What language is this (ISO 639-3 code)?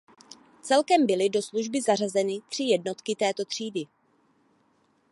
ces